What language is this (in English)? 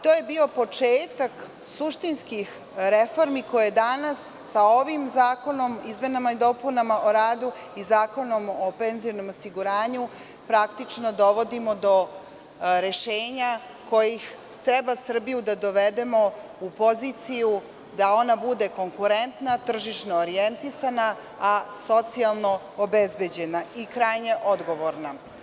Serbian